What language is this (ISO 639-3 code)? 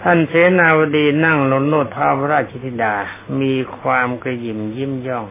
tha